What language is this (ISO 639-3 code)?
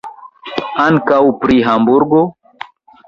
epo